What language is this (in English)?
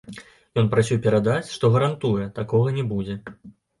Belarusian